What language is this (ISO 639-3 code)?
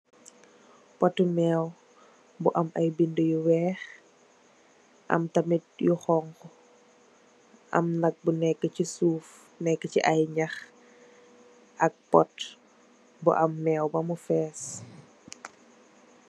wol